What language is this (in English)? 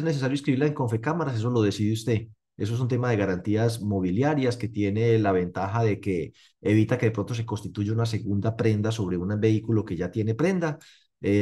Spanish